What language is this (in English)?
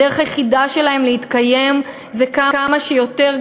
Hebrew